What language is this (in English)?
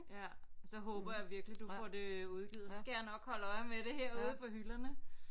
Danish